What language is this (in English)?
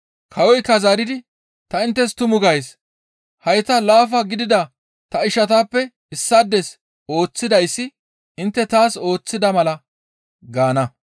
Gamo